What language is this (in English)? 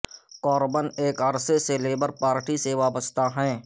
Urdu